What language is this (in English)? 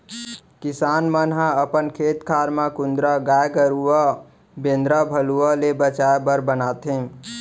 Chhattisgarhi